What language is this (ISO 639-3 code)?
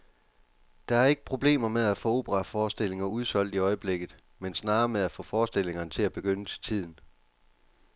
dan